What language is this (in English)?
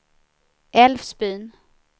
Swedish